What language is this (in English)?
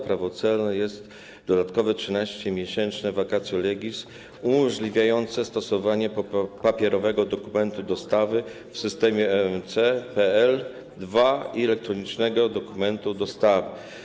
Polish